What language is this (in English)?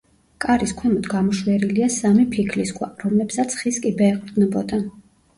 Georgian